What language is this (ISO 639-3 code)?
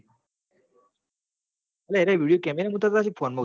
guj